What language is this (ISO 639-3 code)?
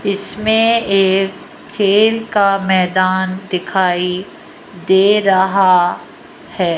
hin